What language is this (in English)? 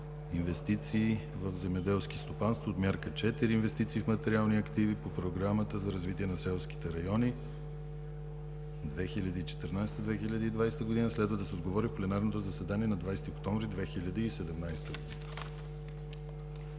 Bulgarian